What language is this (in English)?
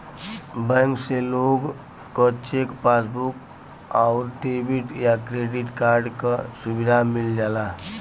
Bhojpuri